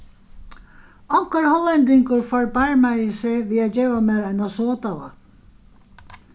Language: Faroese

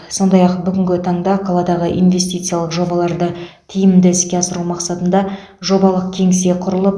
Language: Kazakh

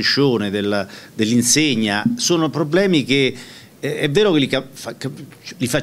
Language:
Italian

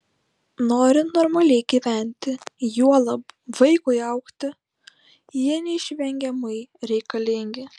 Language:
Lithuanian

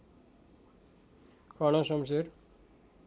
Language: Nepali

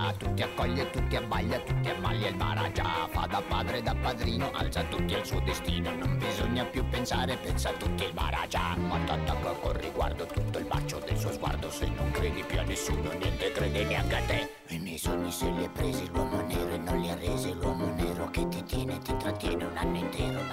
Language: Italian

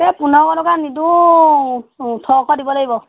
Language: Assamese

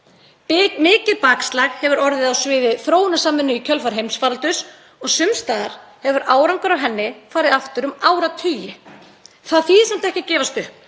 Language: Icelandic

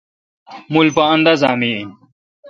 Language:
Kalkoti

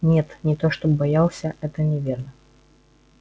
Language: Russian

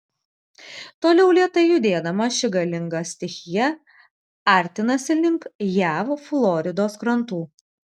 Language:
Lithuanian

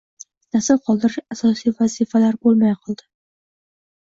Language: Uzbek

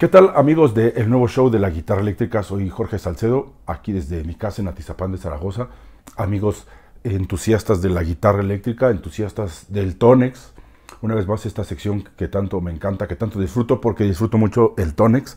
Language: Spanish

